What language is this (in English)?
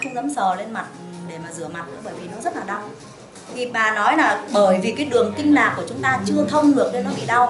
Vietnamese